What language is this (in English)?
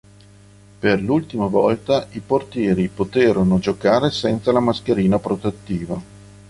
Italian